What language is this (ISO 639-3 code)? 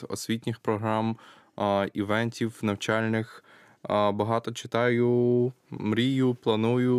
ukr